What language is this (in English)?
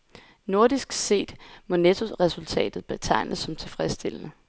Danish